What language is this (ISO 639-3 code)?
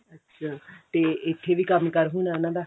pan